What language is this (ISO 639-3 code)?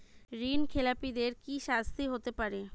ben